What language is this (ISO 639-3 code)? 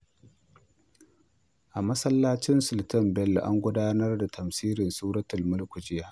hau